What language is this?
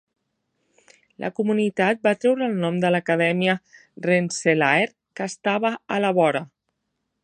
Catalan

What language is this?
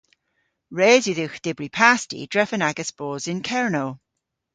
Cornish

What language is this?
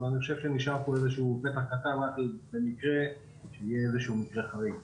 Hebrew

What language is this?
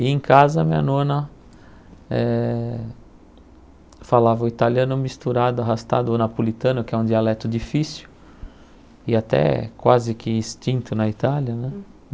Portuguese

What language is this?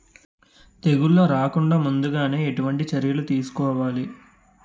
Telugu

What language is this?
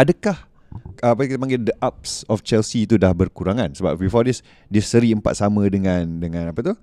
Malay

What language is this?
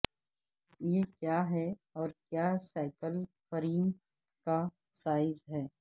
Urdu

